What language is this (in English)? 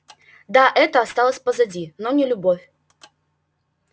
Russian